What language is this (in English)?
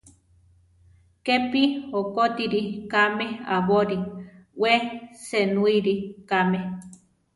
Central Tarahumara